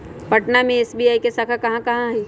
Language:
Magahi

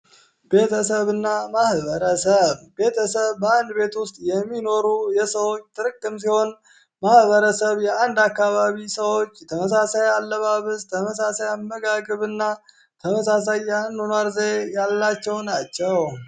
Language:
Amharic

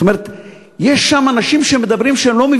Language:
Hebrew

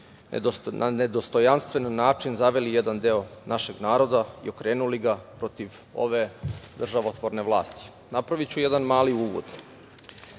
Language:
Serbian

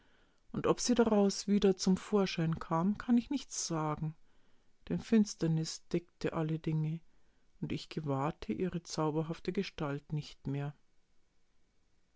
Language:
German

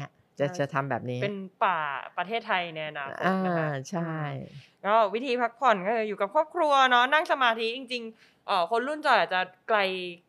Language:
Thai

